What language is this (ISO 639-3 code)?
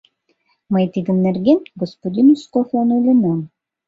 chm